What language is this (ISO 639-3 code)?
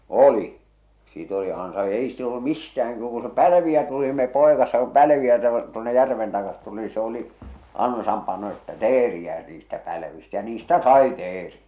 fin